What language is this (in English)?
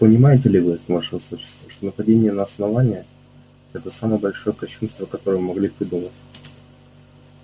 Russian